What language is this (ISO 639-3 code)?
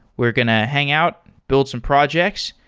eng